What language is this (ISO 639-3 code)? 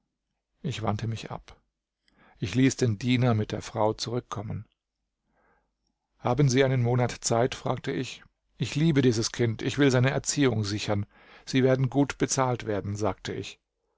deu